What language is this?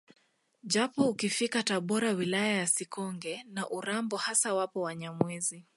Swahili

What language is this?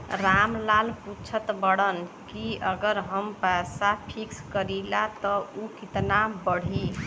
Bhojpuri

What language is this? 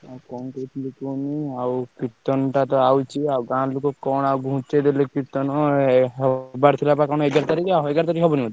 Odia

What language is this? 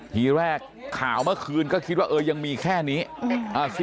Thai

